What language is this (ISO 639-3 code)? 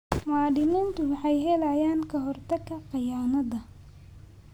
som